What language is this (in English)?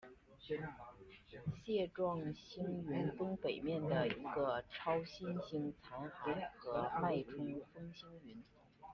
Chinese